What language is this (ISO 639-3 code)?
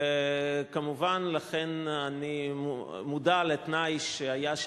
heb